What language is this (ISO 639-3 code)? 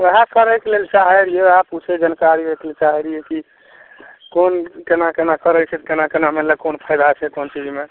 mai